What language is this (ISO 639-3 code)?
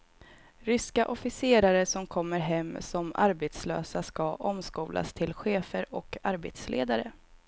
swe